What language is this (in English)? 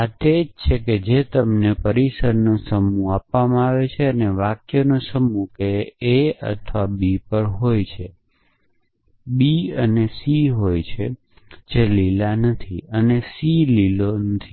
Gujarati